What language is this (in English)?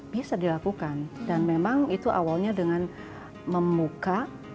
Indonesian